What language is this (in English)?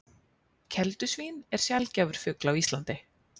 Icelandic